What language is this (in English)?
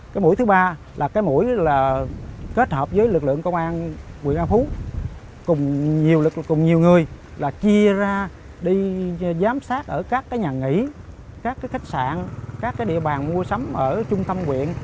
Vietnamese